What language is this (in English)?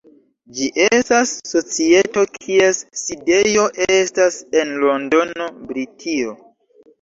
Esperanto